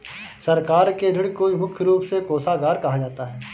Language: Hindi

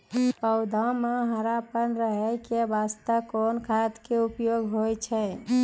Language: Maithili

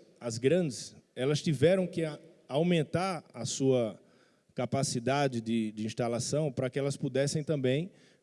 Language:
Portuguese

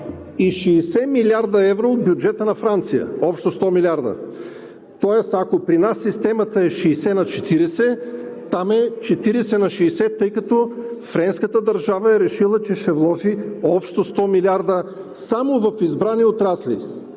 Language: Bulgarian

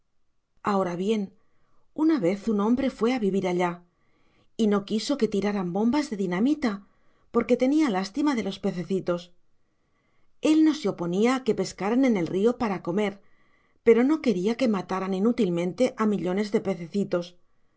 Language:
Spanish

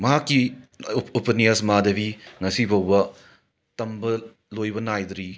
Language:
Manipuri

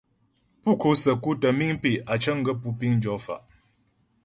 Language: Ghomala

